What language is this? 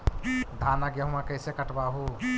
Magahi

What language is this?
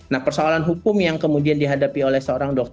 Indonesian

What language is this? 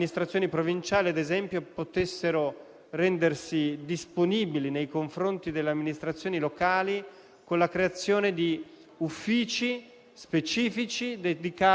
Italian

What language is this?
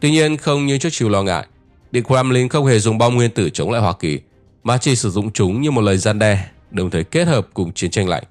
Vietnamese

